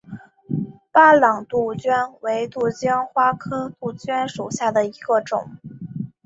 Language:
Chinese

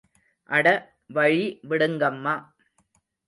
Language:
Tamil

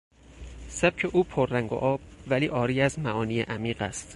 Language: Persian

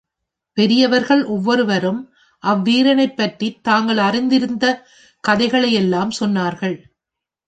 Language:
Tamil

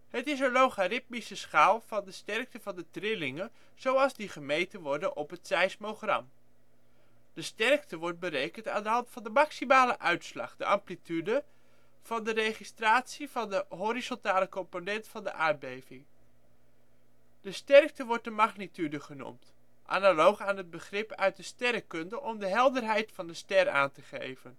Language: Dutch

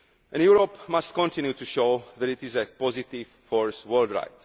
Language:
English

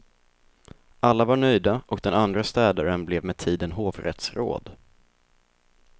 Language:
Swedish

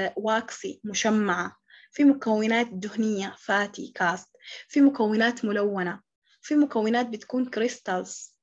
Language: Arabic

